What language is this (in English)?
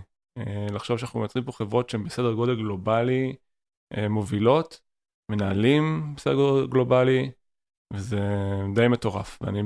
Hebrew